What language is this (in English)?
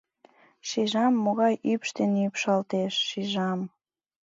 Mari